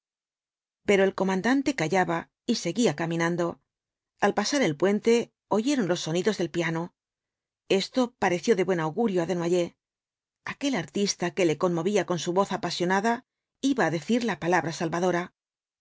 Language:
Spanish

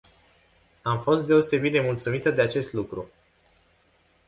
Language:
Romanian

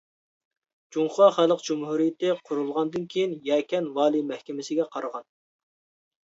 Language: Uyghur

